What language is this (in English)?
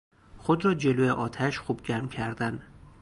Persian